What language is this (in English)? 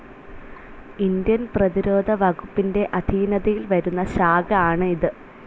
Malayalam